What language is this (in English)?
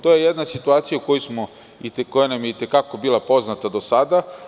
Serbian